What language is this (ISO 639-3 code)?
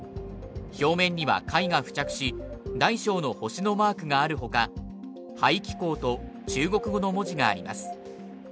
jpn